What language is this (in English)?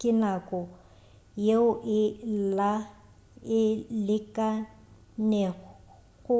Northern Sotho